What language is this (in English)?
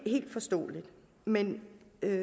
Danish